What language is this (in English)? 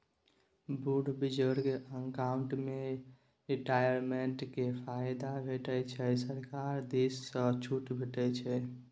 Maithili